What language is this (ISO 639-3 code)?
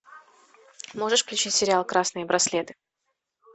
rus